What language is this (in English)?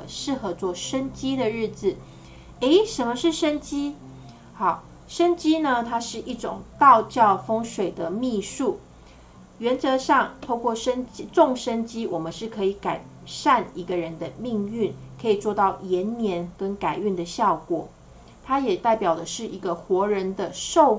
Chinese